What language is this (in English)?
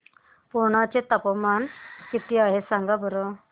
Marathi